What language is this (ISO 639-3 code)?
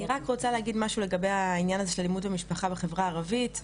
heb